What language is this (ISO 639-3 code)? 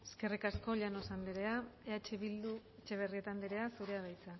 eus